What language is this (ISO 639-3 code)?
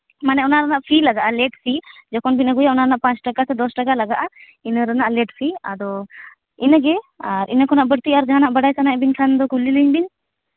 sat